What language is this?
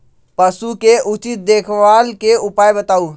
Magahi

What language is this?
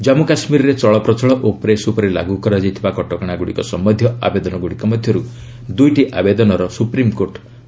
Odia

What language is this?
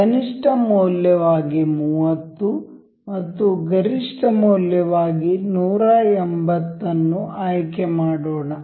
Kannada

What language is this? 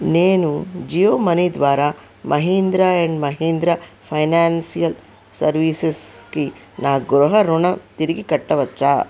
Telugu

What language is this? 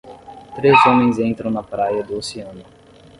Portuguese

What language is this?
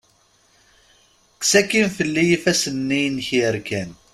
Kabyle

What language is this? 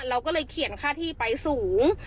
Thai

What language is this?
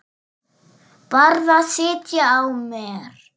Icelandic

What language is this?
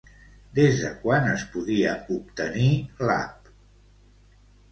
Catalan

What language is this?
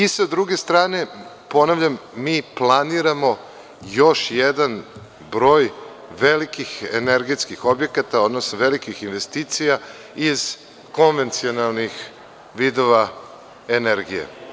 Serbian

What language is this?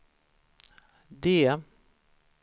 Swedish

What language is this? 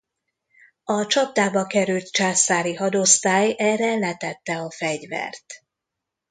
Hungarian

